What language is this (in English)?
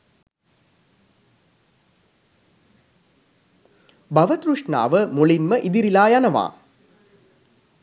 Sinhala